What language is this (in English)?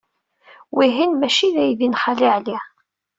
Kabyle